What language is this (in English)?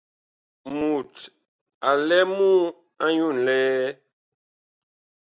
Bakoko